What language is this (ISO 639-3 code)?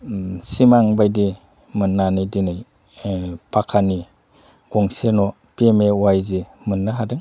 brx